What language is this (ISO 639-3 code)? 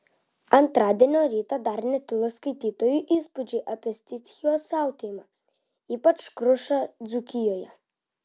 lit